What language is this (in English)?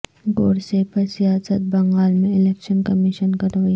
Urdu